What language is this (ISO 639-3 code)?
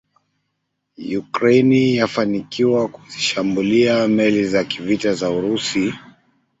swa